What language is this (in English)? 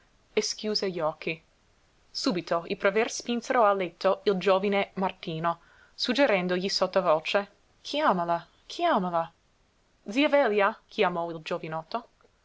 Italian